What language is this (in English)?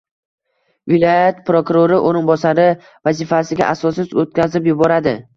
Uzbek